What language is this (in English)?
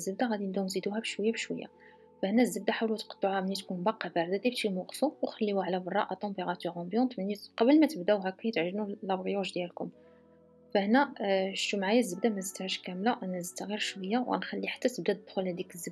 Arabic